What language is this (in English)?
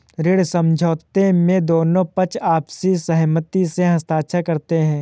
Hindi